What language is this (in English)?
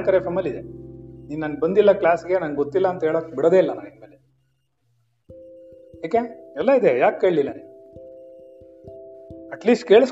Kannada